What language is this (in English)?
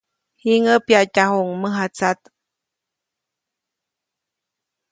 Copainalá Zoque